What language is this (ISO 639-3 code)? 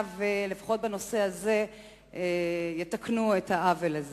heb